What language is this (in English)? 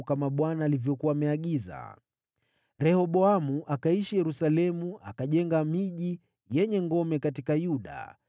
Swahili